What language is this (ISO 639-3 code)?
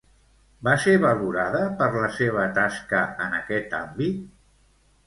cat